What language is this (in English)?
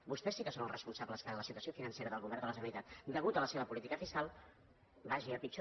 Catalan